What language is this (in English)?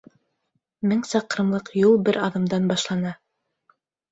Bashkir